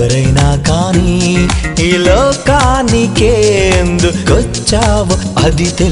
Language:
Telugu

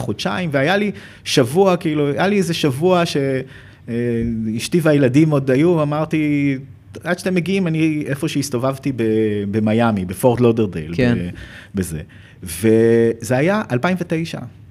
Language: Hebrew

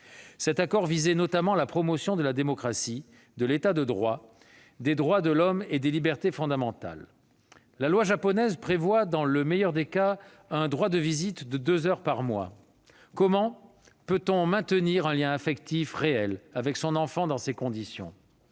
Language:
French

